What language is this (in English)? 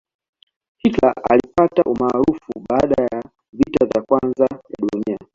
Swahili